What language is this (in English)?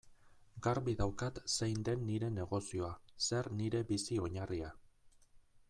Basque